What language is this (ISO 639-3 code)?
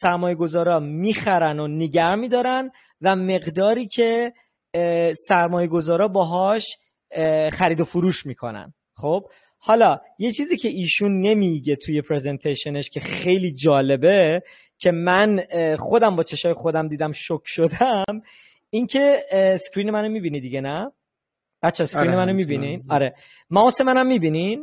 fas